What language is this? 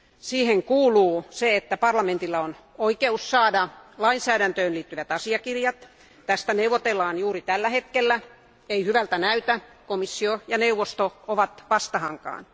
Finnish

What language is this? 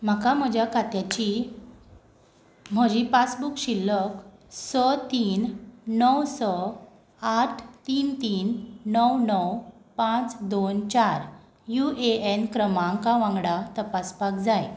Konkani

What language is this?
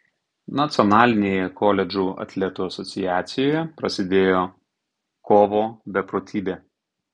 Lithuanian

